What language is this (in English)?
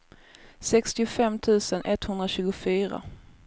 Swedish